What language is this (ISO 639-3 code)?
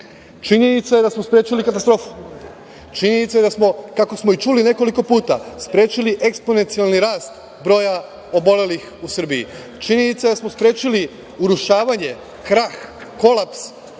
srp